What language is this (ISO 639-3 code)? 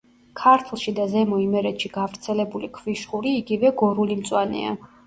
kat